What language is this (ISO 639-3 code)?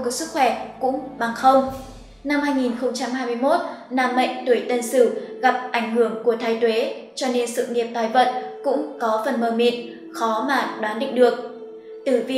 vie